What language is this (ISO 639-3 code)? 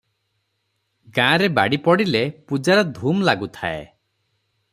ori